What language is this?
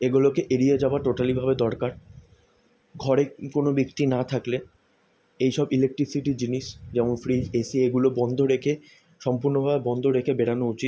Bangla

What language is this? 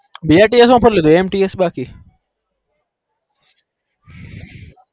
Gujarati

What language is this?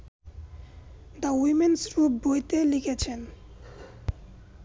Bangla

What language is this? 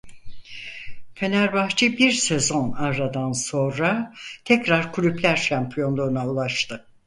Turkish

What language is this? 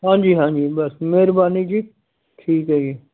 Punjabi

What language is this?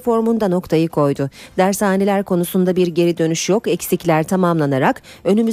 Turkish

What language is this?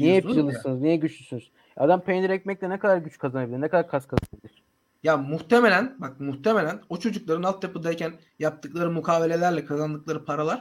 Turkish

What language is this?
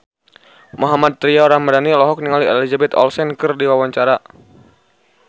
Sundanese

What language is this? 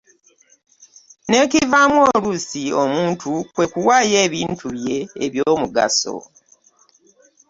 Ganda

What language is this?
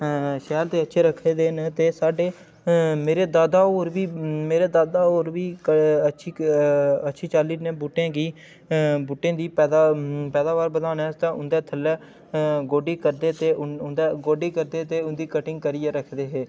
Dogri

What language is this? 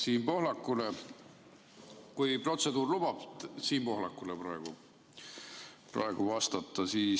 Estonian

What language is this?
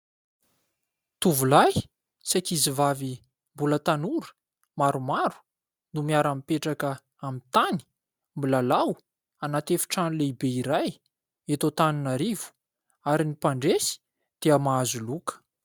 Malagasy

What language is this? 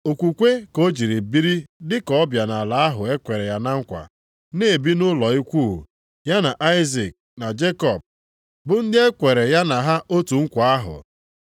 Igbo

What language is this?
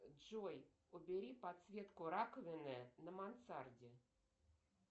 Russian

